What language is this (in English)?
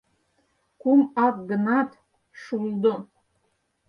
Mari